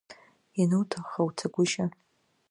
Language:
Abkhazian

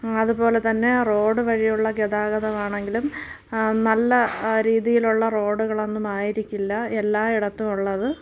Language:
Malayalam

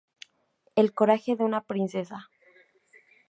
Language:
Spanish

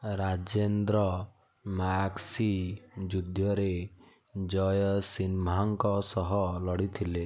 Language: Odia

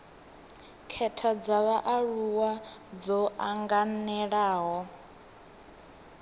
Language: Venda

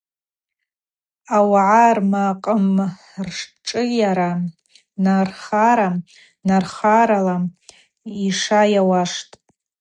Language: Abaza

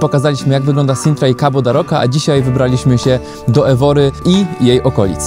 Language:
Polish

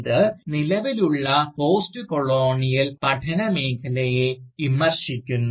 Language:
Malayalam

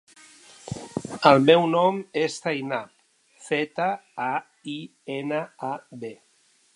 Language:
Catalan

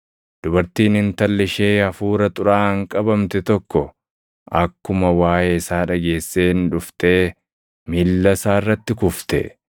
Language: Oromo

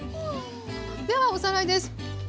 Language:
Japanese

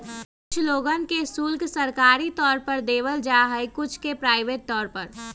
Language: Magahi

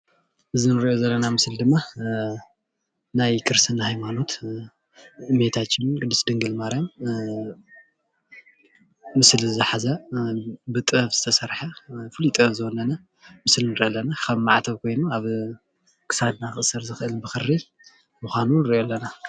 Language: Tigrinya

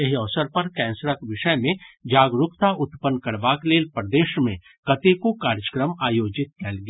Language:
Maithili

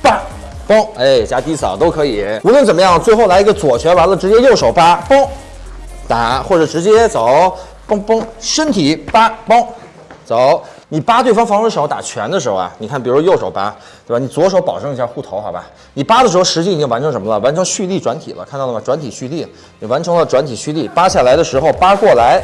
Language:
Chinese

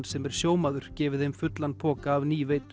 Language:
Icelandic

